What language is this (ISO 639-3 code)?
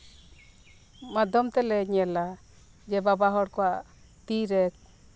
sat